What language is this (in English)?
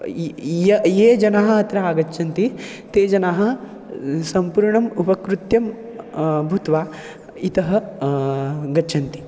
Sanskrit